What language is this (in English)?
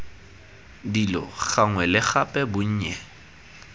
Tswana